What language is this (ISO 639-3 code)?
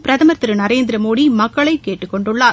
tam